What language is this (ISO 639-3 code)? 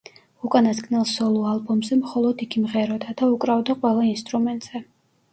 kat